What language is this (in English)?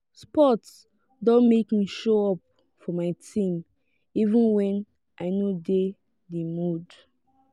Nigerian Pidgin